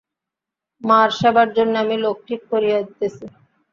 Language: Bangla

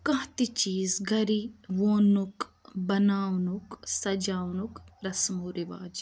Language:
Kashmiri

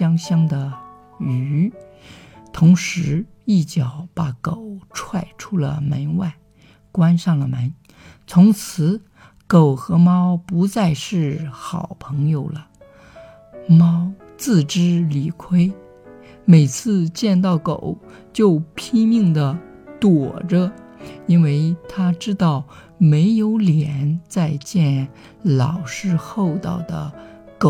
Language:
Chinese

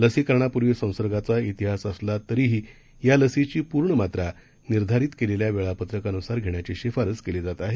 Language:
Marathi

